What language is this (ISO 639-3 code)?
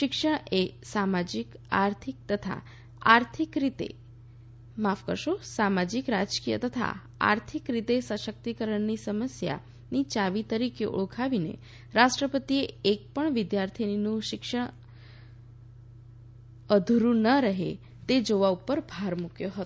guj